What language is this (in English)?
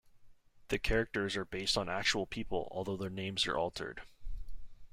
English